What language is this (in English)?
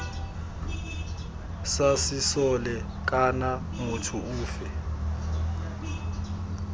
Tswana